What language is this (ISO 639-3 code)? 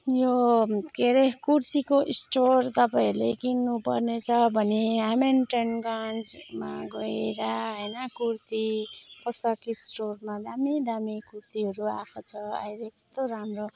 nep